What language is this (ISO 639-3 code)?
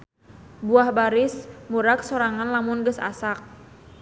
sun